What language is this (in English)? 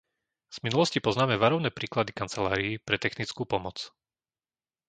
Slovak